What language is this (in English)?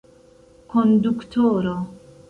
Esperanto